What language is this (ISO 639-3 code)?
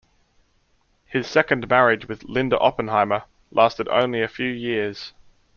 eng